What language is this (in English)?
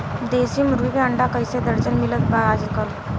Bhojpuri